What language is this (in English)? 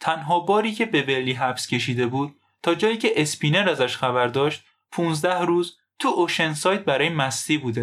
Persian